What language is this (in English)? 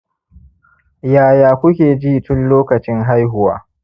Hausa